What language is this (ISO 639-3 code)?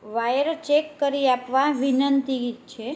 guj